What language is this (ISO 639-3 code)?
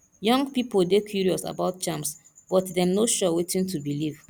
pcm